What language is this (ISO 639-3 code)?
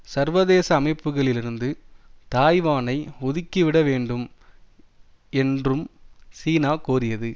tam